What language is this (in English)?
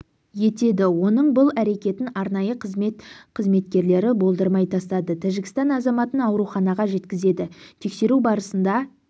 Kazakh